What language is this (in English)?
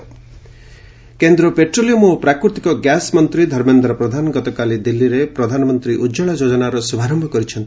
Odia